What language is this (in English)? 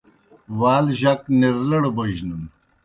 Kohistani Shina